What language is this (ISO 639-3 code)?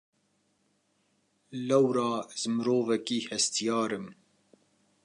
kur